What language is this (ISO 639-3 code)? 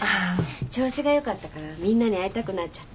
jpn